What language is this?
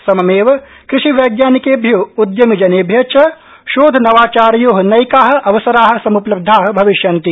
Sanskrit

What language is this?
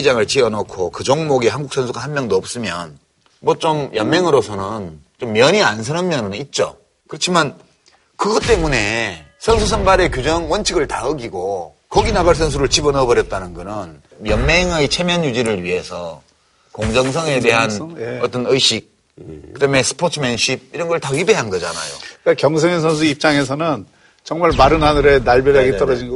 Korean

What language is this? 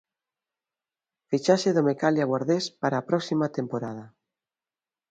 Galician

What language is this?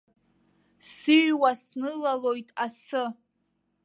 Abkhazian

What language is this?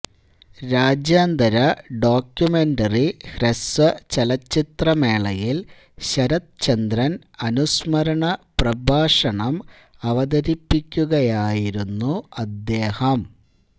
Malayalam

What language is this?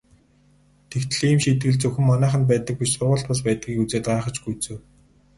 Mongolian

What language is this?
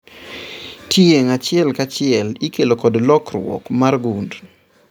Luo (Kenya and Tanzania)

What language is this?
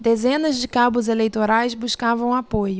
Portuguese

